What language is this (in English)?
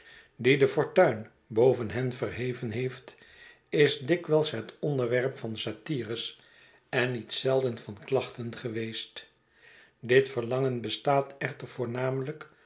Dutch